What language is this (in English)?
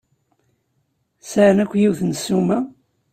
Kabyle